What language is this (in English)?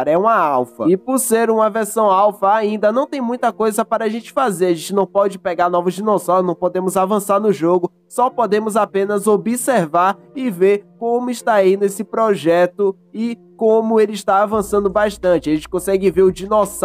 Portuguese